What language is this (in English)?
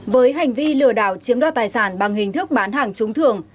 Vietnamese